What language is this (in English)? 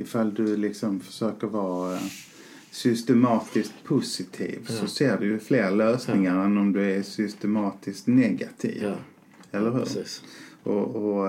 Swedish